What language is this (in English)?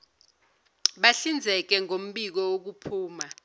Zulu